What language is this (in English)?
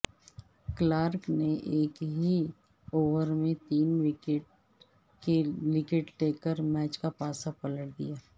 Urdu